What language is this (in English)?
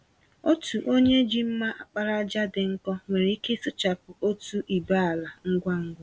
Igbo